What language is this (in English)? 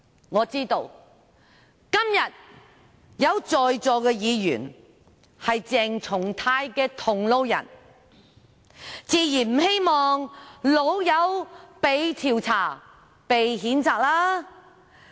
Cantonese